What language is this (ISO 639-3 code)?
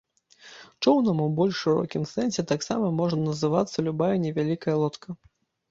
bel